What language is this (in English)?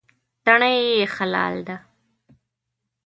Pashto